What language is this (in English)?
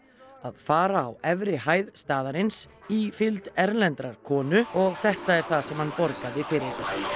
Icelandic